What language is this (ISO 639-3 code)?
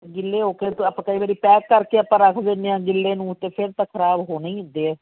pan